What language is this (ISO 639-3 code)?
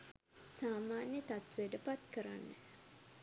sin